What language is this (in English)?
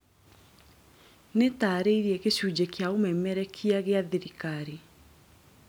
Kikuyu